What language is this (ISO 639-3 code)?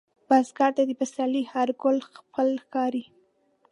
pus